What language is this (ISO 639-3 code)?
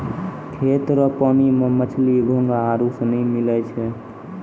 mai